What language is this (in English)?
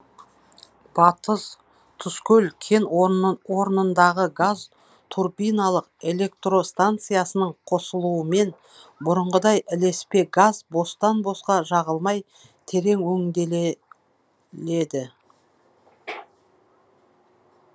Kazakh